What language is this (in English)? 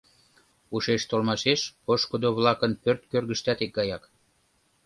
Mari